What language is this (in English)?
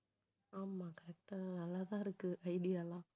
Tamil